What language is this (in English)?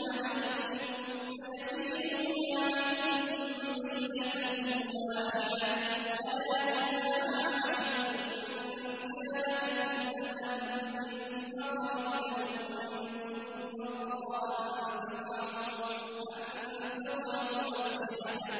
Arabic